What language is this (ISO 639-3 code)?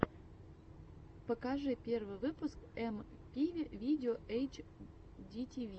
rus